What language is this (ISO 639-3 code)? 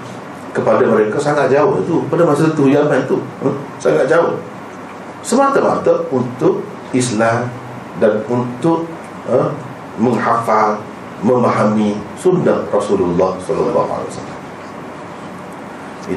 msa